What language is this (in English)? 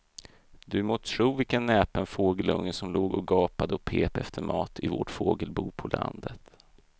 Swedish